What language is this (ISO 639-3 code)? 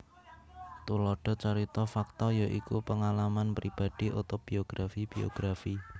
jav